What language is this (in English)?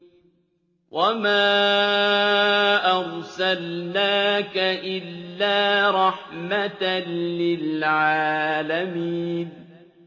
Arabic